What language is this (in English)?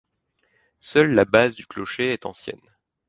French